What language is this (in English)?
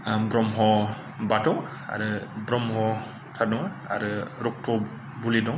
Bodo